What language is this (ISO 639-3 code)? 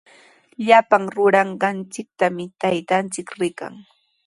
qws